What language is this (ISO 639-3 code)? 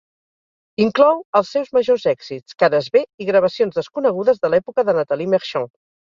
cat